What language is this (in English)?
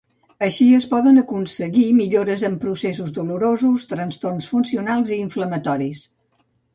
Catalan